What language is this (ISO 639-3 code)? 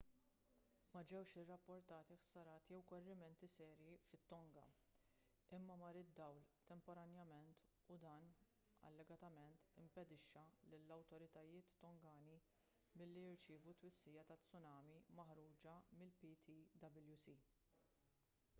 mlt